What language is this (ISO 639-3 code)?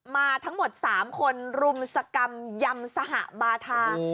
tha